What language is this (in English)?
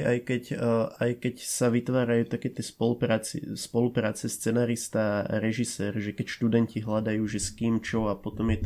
Slovak